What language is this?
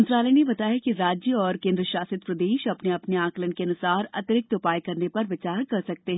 Hindi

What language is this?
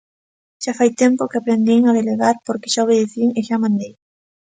Galician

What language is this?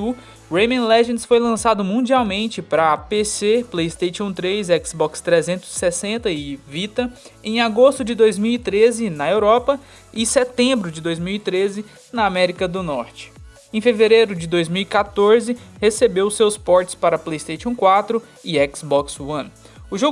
Portuguese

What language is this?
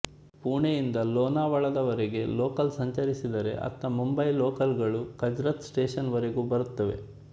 Kannada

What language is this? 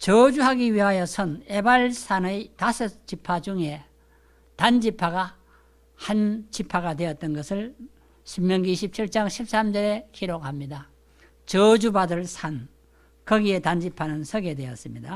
Korean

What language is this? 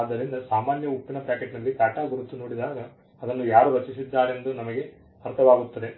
Kannada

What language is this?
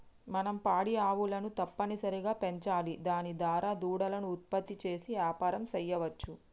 Telugu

